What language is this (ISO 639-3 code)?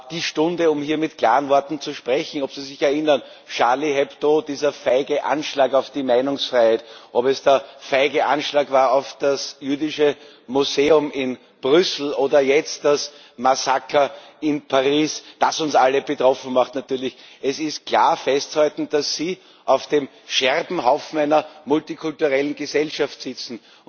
deu